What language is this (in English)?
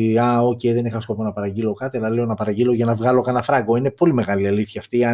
Greek